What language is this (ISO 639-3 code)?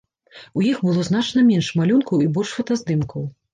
bel